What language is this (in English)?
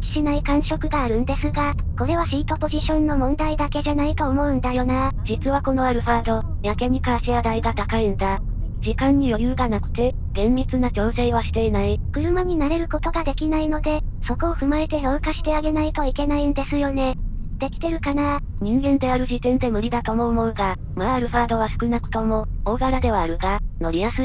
Japanese